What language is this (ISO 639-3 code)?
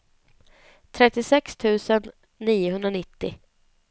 swe